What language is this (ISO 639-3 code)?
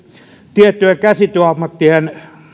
fin